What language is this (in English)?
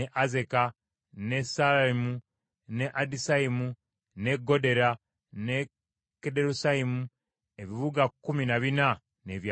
Ganda